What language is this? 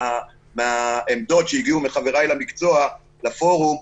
Hebrew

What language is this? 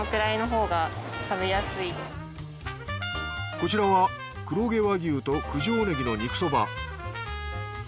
Japanese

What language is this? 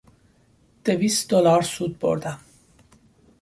Persian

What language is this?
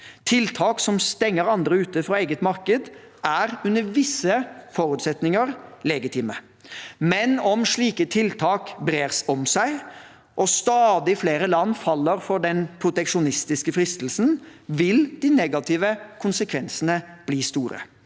Norwegian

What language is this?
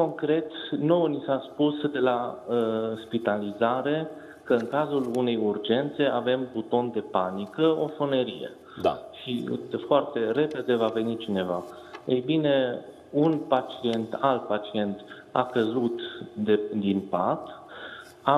Romanian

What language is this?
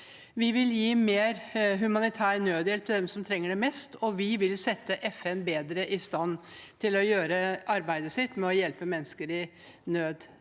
Norwegian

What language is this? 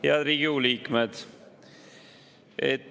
Estonian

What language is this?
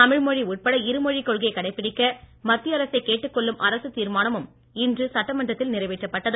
Tamil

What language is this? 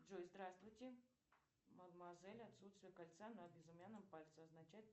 Russian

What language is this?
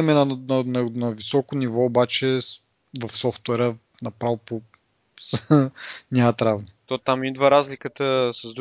Bulgarian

